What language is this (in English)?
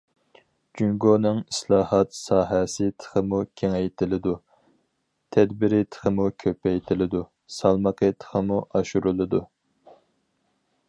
Uyghur